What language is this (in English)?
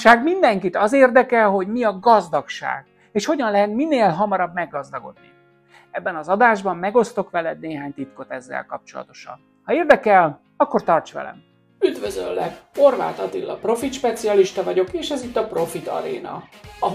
Hungarian